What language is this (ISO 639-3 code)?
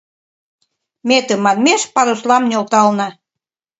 chm